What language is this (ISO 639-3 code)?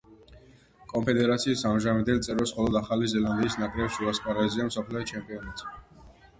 kat